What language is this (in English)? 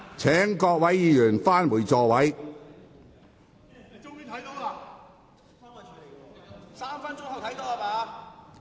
Cantonese